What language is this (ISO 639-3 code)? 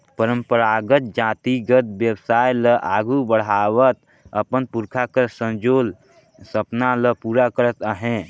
hne